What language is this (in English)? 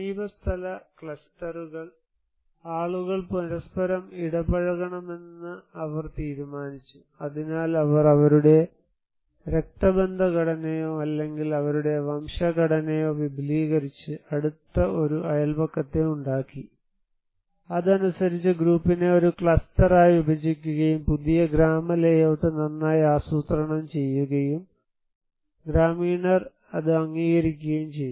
Malayalam